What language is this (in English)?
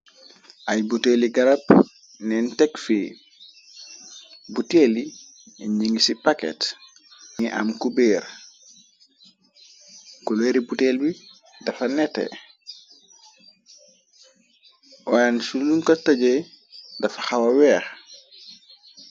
Wolof